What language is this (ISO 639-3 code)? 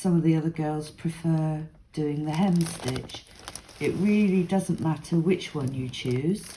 eng